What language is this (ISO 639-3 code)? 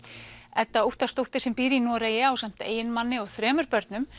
isl